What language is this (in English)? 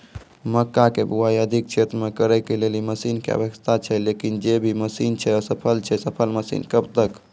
Maithili